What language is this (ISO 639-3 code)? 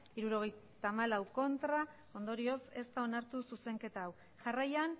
eus